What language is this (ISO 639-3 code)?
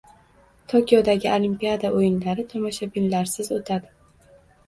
uzb